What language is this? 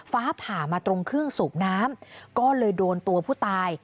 Thai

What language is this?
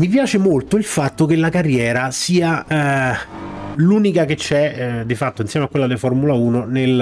Italian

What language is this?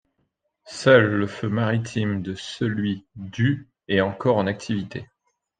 French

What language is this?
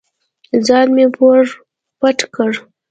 Pashto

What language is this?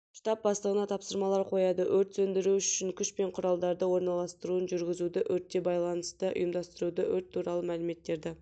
Kazakh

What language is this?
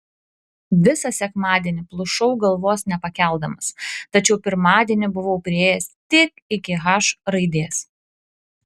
Lithuanian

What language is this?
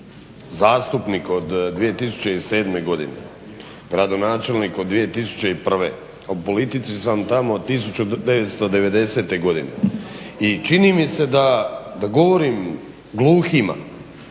Croatian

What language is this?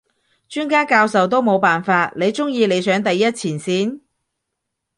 Cantonese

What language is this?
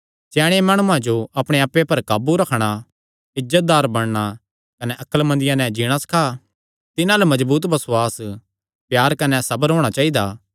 Kangri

